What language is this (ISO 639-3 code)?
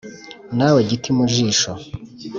kin